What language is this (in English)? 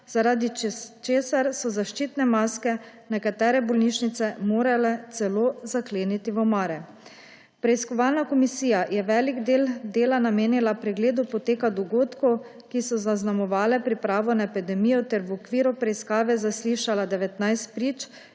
Slovenian